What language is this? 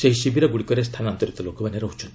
Odia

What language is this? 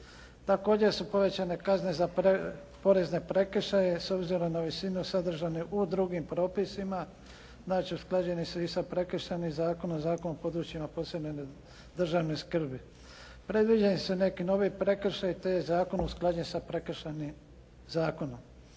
Croatian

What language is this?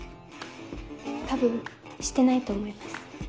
Japanese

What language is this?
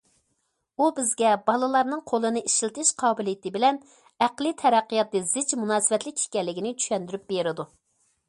Uyghur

